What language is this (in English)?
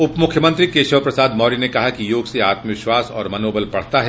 Hindi